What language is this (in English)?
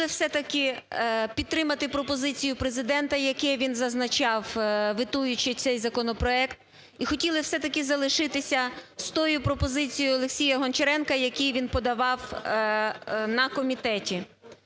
Ukrainian